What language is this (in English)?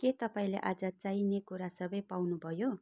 Nepali